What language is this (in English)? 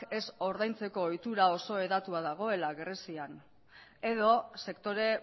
Basque